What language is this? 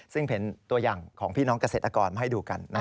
Thai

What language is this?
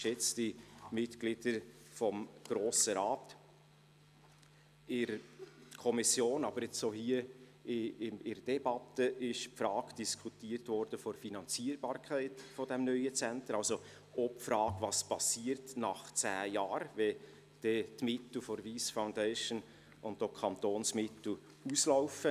Swiss German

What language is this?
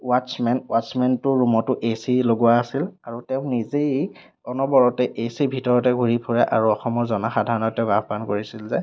Assamese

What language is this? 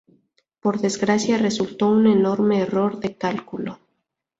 Spanish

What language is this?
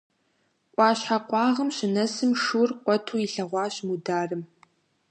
Kabardian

